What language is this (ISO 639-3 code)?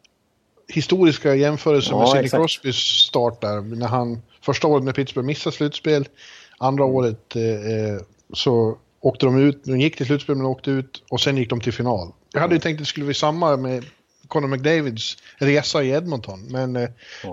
swe